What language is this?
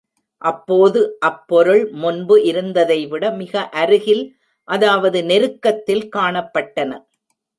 Tamil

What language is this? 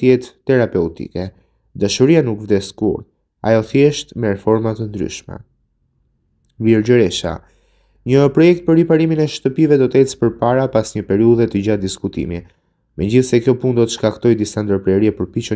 Romanian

